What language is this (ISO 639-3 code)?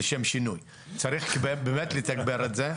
heb